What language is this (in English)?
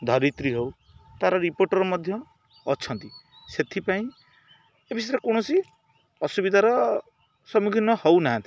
Odia